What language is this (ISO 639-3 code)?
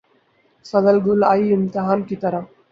urd